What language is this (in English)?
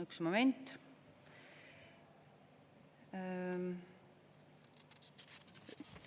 Estonian